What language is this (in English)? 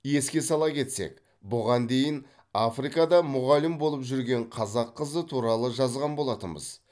Kazakh